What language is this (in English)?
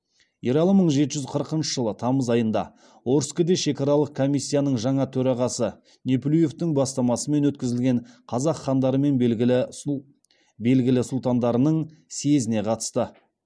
Kazakh